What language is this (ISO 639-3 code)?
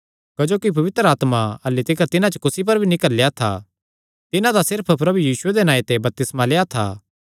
xnr